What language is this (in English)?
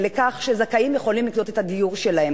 Hebrew